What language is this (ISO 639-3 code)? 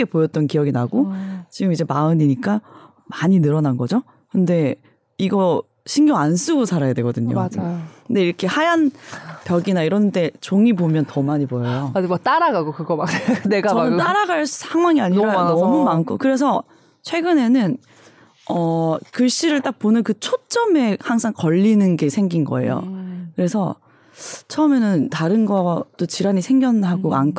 kor